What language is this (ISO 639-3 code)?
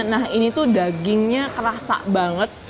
ind